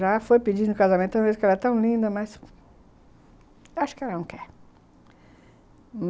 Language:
Portuguese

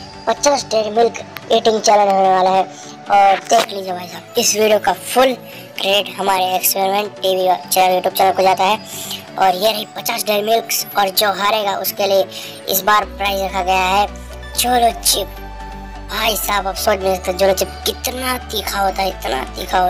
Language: Turkish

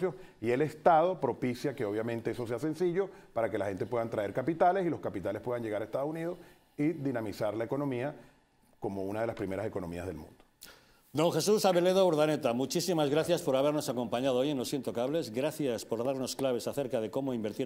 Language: Spanish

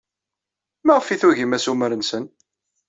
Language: Kabyle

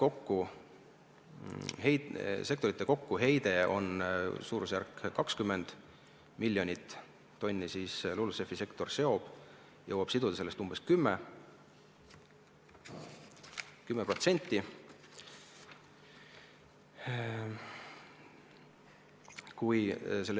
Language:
Estonian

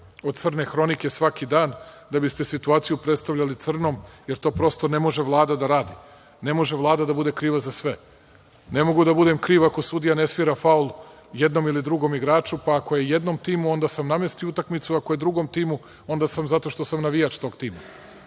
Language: Serbian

